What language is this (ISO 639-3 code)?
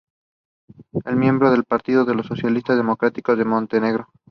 spa